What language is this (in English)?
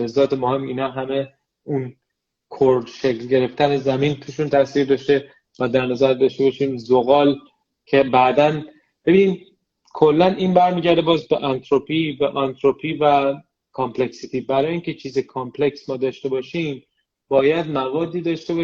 Persian